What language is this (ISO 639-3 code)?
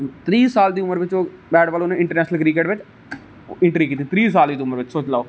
doi